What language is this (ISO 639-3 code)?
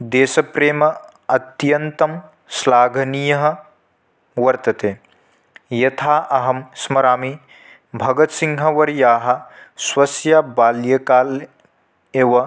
san